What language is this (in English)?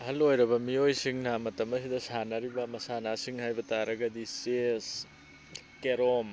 Manipuri